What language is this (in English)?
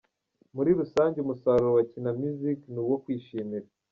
Kinyarwanda